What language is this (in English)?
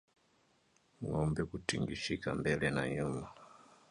Swahili